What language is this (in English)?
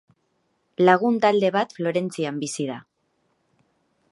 Basque